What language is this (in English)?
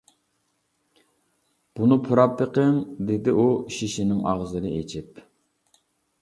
Uyghur